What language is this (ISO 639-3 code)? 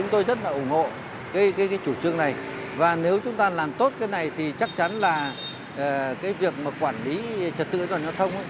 vie